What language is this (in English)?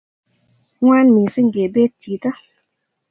Kalenjin